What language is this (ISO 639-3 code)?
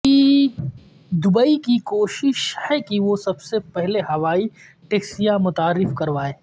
urd